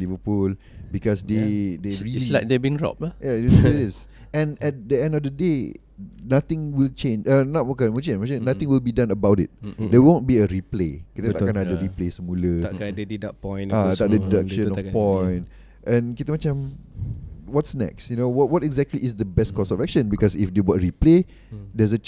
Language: Malay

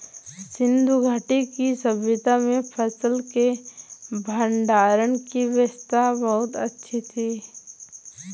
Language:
Hindi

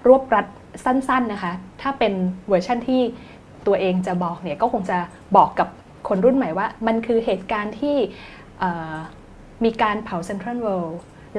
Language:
Thai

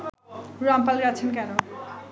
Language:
Bangla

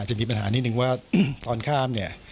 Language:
Thai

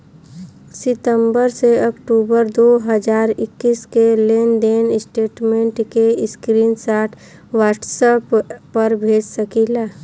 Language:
Bhojpuri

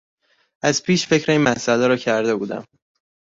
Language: Persian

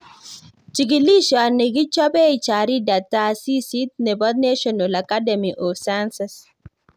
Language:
Kalenjin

